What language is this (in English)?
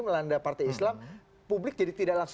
Indonesian